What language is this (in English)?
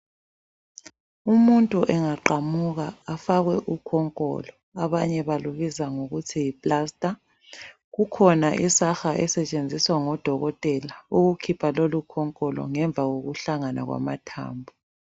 North Ndebele